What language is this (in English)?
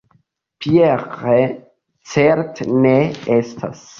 Esperanto